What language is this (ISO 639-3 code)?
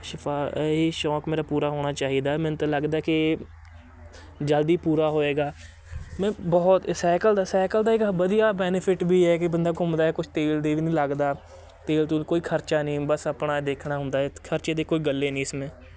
pan